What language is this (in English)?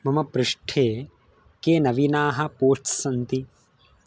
Sanskrit